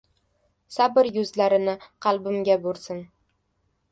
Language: Uzbek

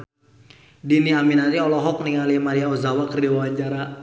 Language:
Sundanese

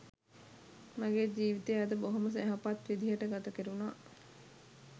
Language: Sinhala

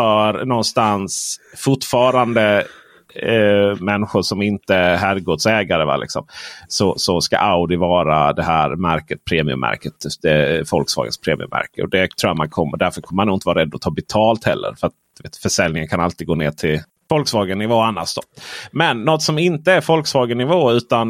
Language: Swedish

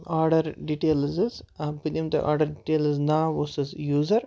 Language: Kashmiri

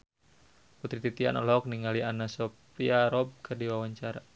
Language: Sundanese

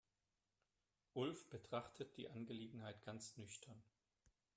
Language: German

